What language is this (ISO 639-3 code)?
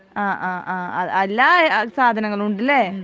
mal